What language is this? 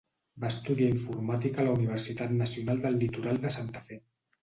Catalan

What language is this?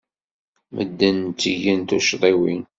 Kabyle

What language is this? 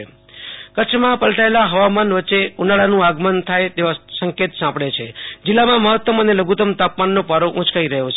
Gujarati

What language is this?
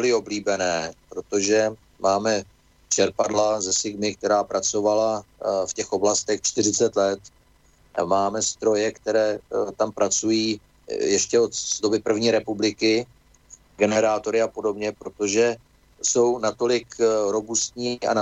Czech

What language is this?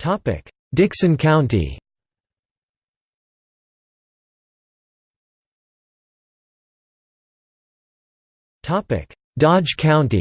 English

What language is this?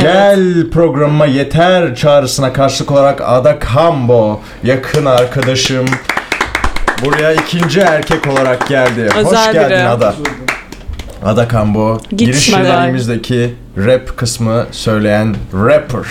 Turkish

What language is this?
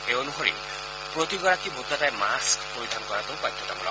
Assamese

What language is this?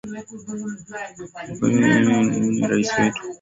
Swahili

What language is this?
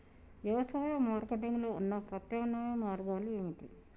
Telugu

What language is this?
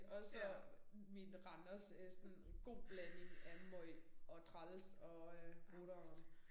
Danish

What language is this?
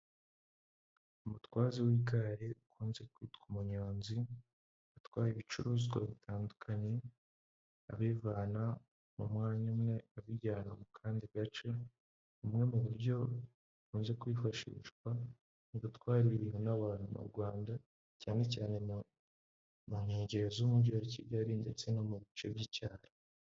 Kinyarwanda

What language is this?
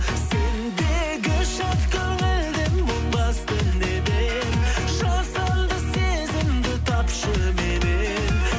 Kazakh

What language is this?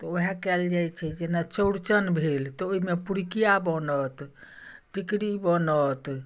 Maithili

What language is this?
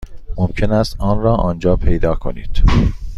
Persian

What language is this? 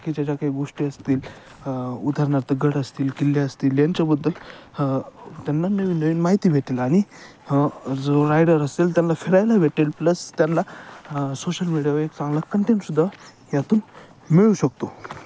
Marathi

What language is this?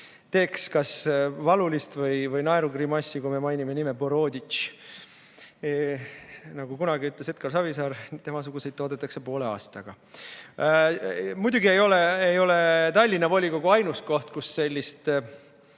Estonian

